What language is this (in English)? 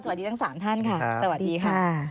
Thai